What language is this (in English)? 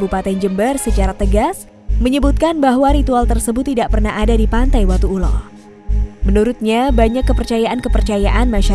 Indonesian